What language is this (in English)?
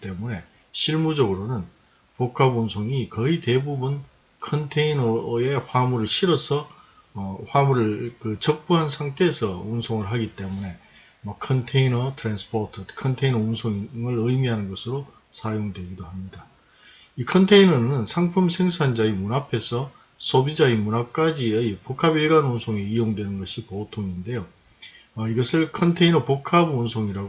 Korean